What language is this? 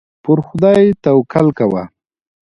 Pashto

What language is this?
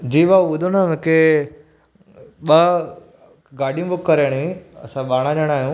Sindhi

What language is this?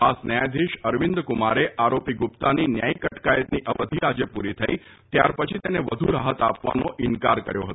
Gujarati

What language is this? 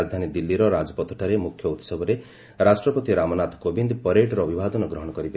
Odia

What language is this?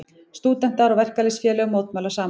Icelandic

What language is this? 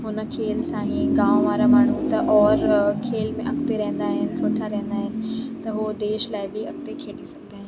Sindhi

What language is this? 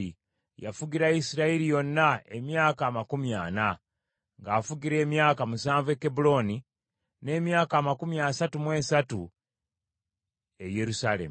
Ganda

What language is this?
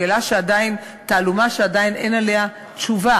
Hebrew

